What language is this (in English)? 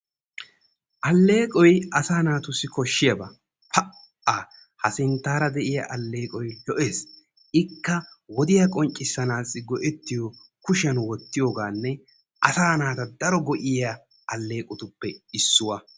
Wolaytta